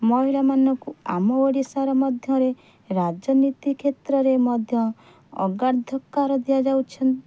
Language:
Odia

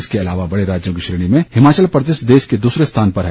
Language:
Hindi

